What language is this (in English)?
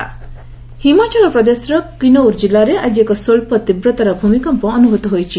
Odia